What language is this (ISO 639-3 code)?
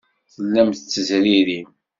kab